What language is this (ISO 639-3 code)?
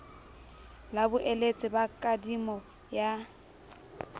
sot